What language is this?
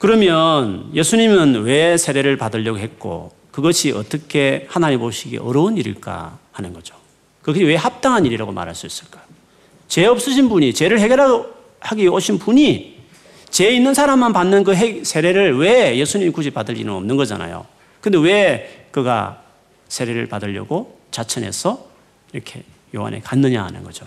Korean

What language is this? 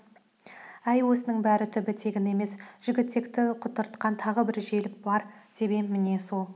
Kazakh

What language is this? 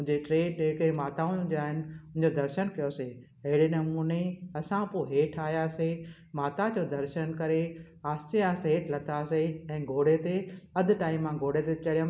Sindhi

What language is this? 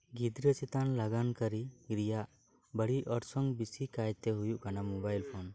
Santali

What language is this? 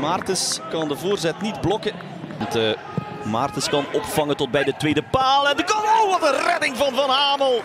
Dutch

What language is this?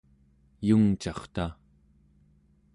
Central Yupik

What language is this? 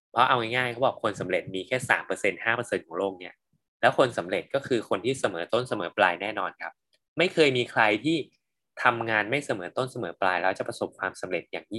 Thai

